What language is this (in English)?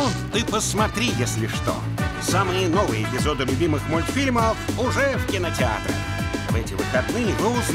Russian